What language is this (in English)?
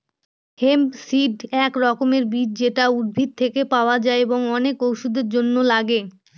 Bangla